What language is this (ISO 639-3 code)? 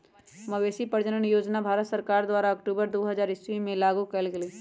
mag